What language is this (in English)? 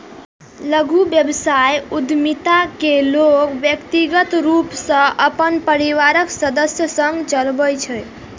Maithili